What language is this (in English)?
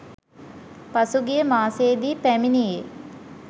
Sinhala